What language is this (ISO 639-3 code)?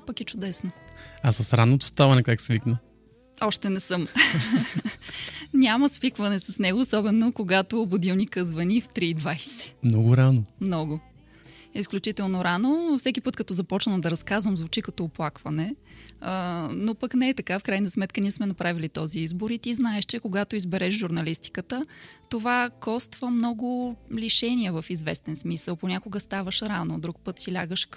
bul